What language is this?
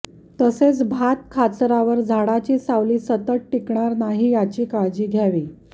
Marathi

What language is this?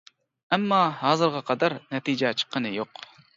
Uyghur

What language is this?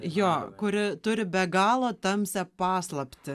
Lithuanian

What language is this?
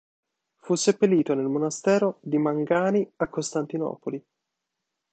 Italian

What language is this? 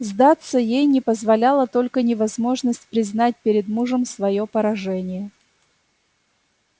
Russian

